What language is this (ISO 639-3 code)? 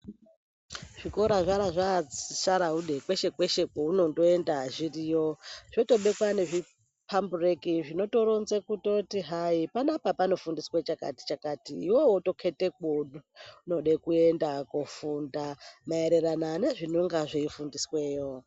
ndc